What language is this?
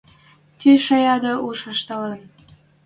Western Mari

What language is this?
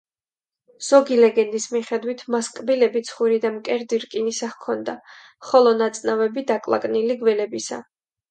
Georgian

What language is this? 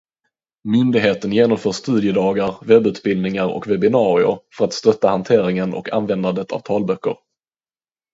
Swedish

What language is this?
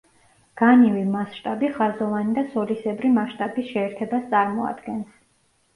Georgian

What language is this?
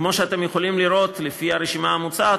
Hebrew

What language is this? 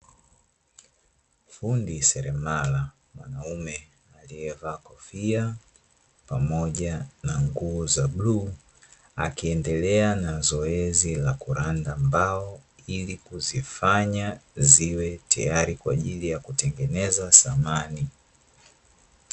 Swahili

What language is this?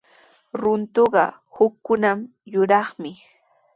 Sihuas Ancash Quechua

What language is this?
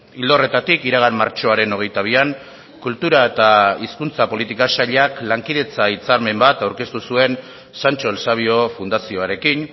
Basque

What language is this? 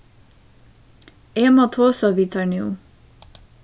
Faroese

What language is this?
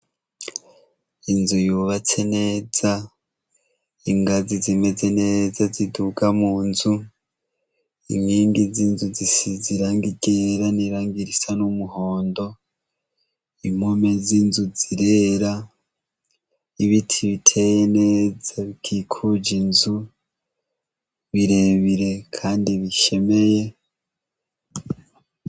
Rundi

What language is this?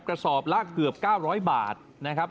Thai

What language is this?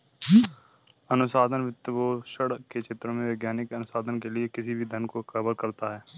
Hindi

